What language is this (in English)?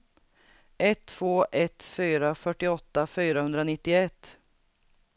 Swedish